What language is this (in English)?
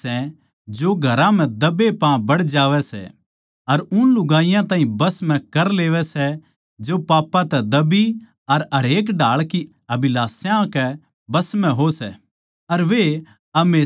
Haryanvi